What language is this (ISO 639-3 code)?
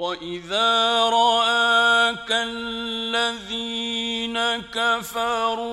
ara